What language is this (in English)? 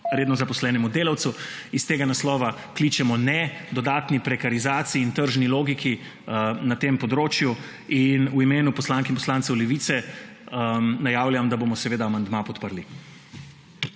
Slovenian